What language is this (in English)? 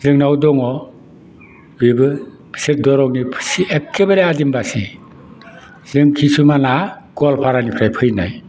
Bodo